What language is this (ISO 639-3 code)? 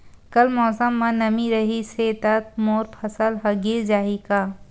hne